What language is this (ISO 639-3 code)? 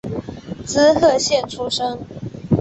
zho